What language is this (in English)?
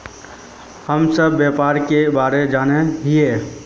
Magahi